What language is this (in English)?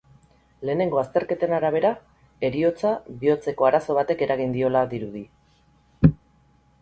Basque